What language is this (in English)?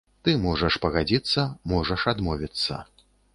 Belarusian